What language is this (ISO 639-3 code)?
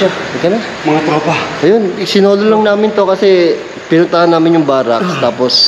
fil